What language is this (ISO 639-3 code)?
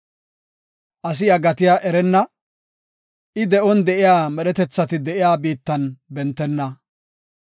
gof